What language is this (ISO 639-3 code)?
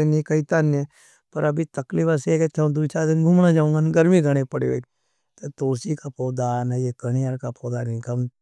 noe